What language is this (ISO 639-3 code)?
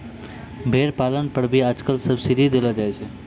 mai